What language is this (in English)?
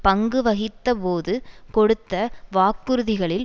Tamil